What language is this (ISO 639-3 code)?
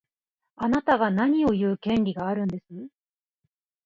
jpn